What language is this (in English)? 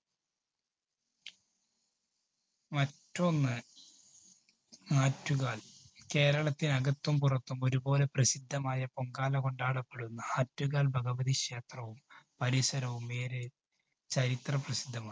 Malayalam